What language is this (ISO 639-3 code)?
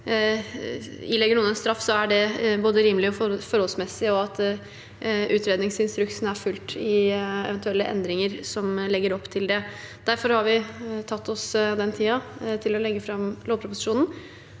nor